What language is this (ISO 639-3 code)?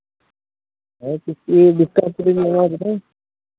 sat